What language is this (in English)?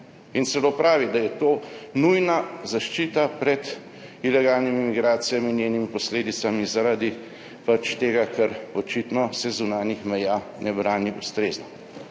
Slovenian